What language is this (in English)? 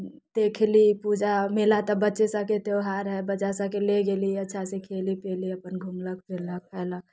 Maithili